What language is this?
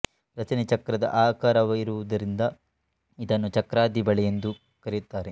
Kannada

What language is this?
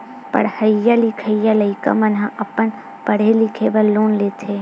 Chhattisgarhi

